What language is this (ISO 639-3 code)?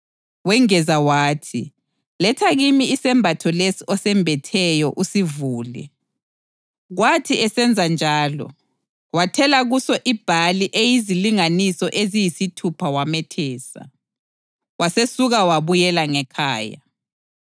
nde